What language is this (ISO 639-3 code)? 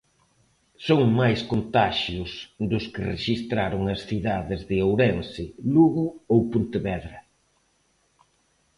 glg